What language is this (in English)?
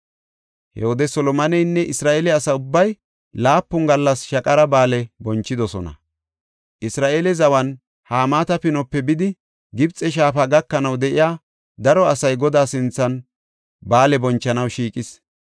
Gofa